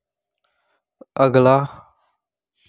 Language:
Dogri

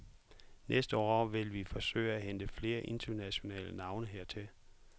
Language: Danish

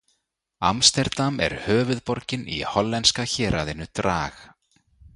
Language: Icelandic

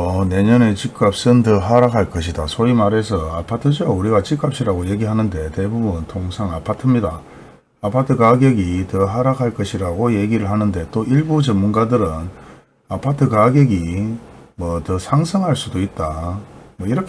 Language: Korean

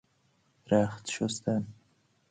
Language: Persian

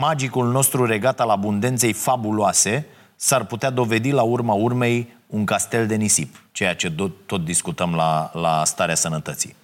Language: Romanian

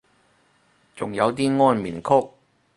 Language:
Cantonese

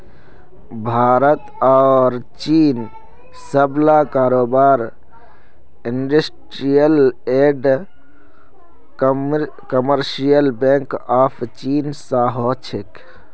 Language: Magahi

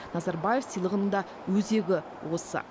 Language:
Kazakh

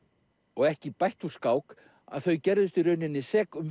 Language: Icelandic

